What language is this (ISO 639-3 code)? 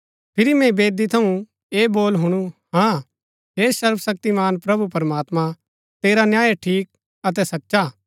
gbk